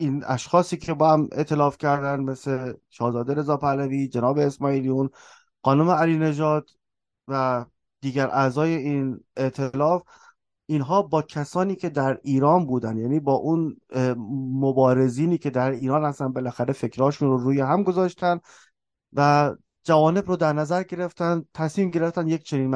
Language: Persian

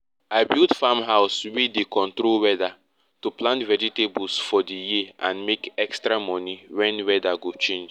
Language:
Nigerian Pidgin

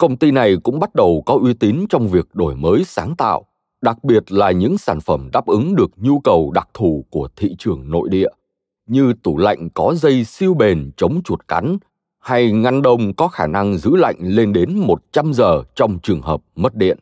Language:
Vietnamese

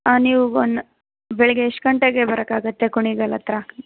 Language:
Kannada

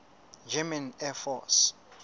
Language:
Southern Sotho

